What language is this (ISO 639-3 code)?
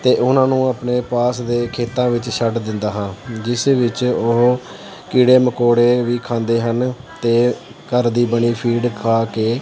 pan